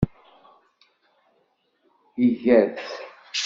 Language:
Kabyle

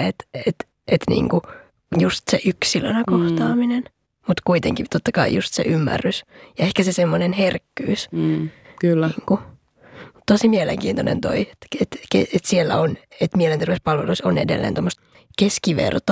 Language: Finnish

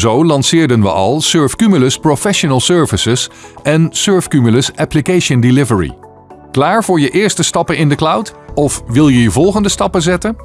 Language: Dutch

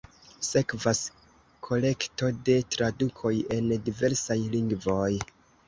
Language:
Esperanto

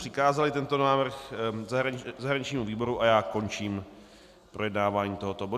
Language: Czech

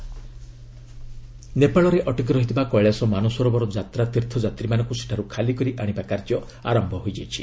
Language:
Odia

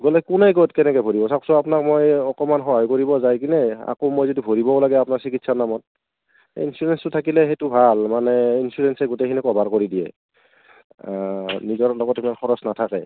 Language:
Assamese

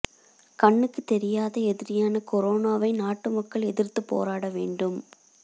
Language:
Tamil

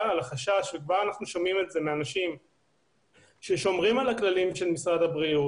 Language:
Hebrew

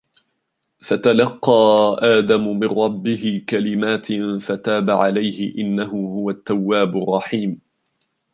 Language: Arabic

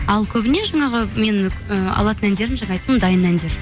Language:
Kazakh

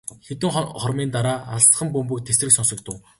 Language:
Mongolian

